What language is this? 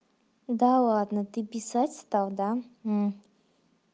Russian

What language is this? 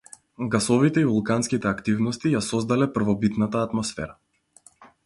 Macedonian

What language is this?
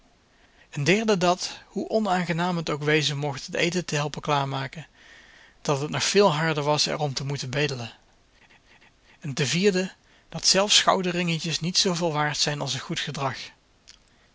Dutch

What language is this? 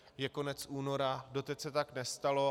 Czech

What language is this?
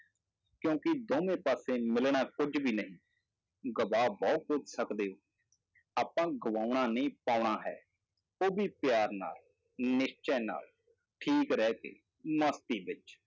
Punjabi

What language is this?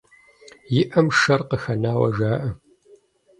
Kabardian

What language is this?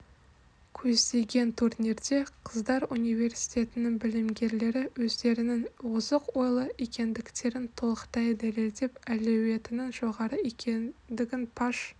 Kazakh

